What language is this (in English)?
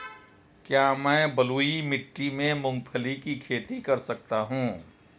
Hindi